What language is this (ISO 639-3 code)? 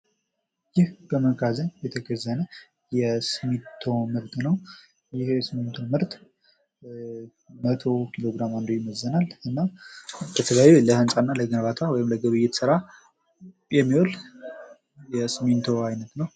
amh